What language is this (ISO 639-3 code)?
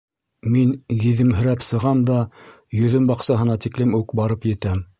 bak